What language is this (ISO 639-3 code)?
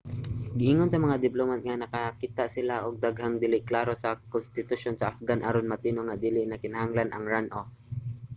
ceb